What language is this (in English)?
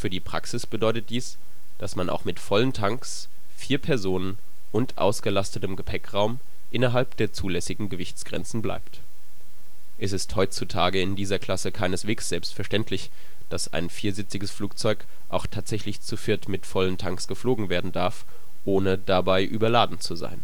German